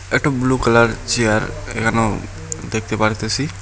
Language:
Bangla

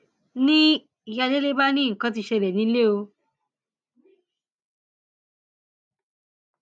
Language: Yoruba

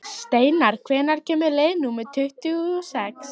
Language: Icelandic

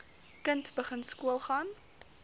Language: Afrikaans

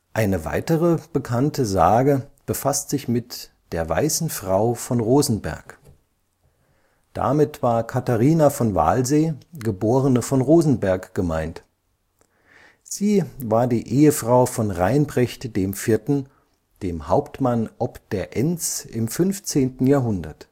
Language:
German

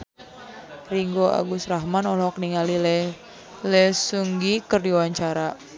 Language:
Sundanese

